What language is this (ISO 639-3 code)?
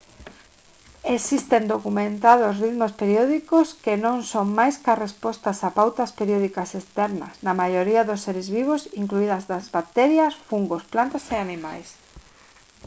glg